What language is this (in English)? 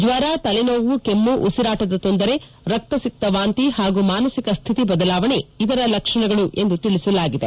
Kannada